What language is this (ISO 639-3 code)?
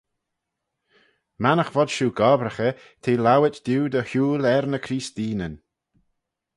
glv